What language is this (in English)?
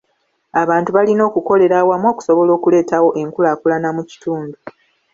Ganda